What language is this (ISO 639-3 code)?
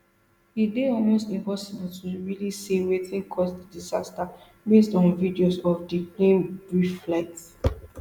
pcm